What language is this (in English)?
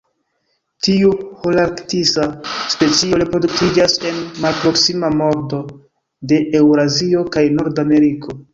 Esperanto